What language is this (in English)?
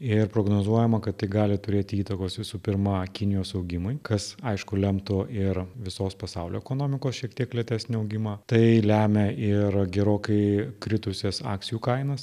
Lithuanian